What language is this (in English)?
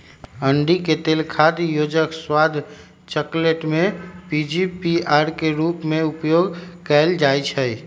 Magahi